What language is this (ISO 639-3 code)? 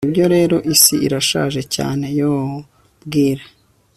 kin